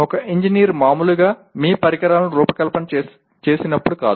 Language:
Telugu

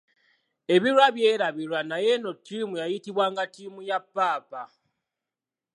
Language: Ganda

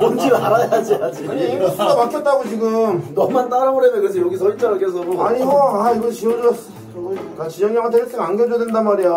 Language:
Korean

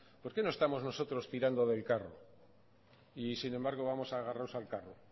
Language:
Spanish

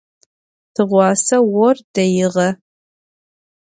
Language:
Adyghe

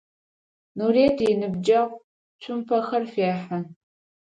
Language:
Adyghe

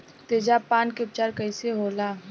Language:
Bhojpuri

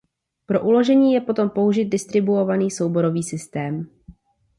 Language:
Czech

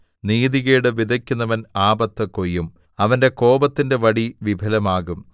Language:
Malayalam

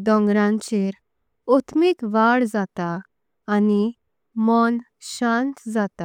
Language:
Konkani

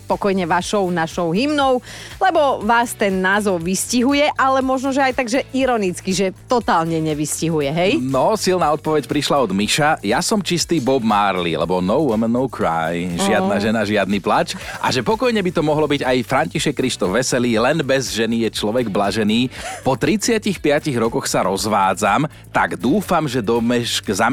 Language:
Slovak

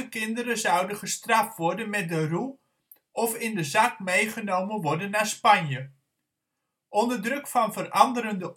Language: Dutch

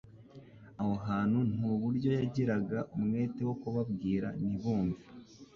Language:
Kinyarwanda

